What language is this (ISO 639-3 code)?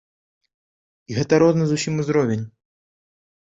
bel